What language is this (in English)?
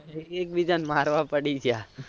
Gujarati